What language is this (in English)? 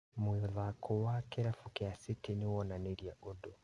Kikuyu